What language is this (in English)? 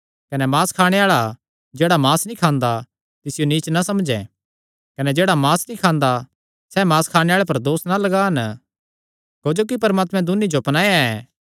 Kangri